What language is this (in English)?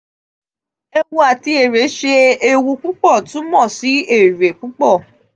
Yoruba